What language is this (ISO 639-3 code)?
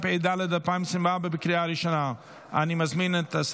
heb